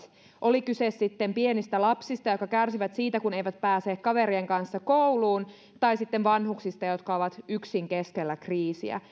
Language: Finnish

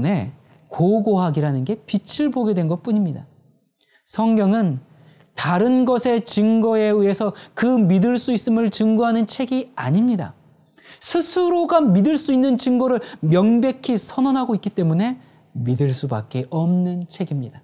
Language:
Korean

